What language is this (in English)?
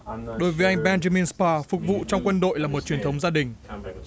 Vietnamese